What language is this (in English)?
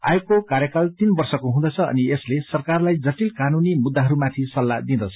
Nepali